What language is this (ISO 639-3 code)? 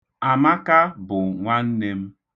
ibo